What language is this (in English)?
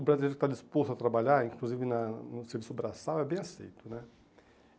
Portuguese